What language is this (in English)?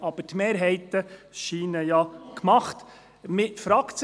Swiss German